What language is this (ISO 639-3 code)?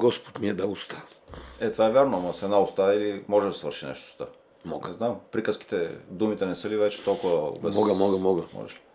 bul